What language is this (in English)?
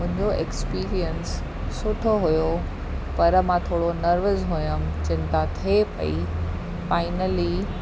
Sindhi